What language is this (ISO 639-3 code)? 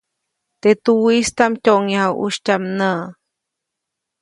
zoc